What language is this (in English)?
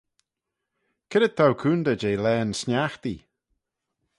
Manx